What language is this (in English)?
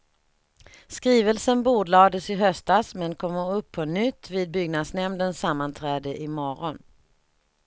Swedish